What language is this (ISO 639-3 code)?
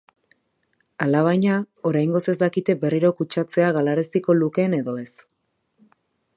eus